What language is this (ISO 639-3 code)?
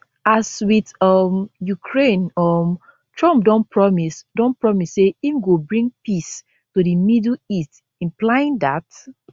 pcm